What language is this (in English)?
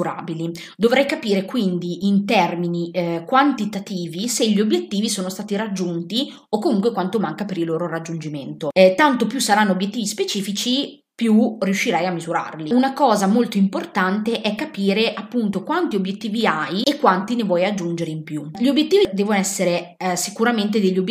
Italian